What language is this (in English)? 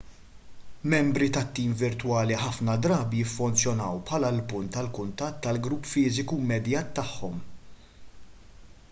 Maltese